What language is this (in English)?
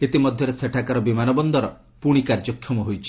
Odia